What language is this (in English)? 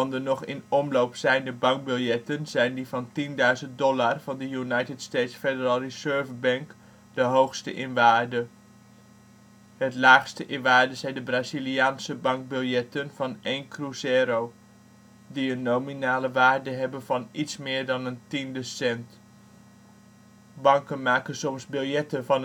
Dutch